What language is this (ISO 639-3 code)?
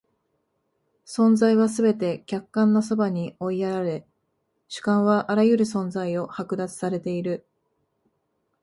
jpn